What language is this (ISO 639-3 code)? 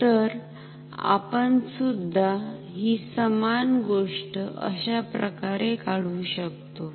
mar